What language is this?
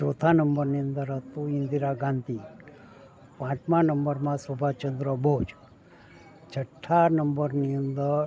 Gujarati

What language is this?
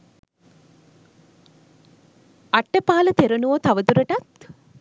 Sinhala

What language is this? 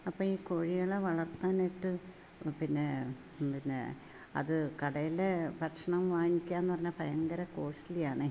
Malayalam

